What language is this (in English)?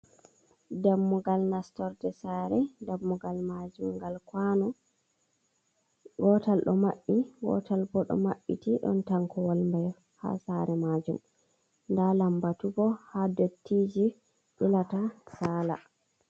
Fula